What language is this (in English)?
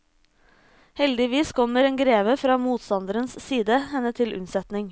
Norwegian